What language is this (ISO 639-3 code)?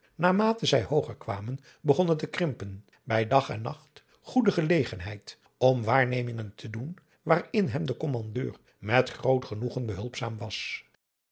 nld